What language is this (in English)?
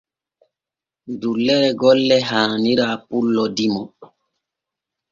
Borgu Fulfulde